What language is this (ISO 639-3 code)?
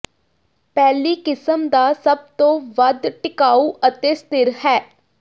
pan